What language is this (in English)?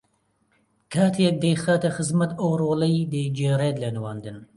Central Kurdish